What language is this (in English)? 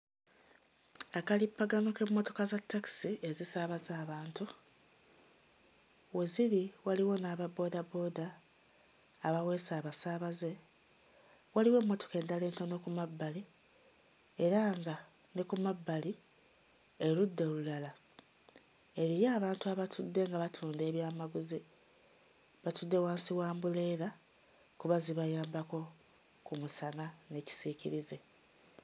Ganda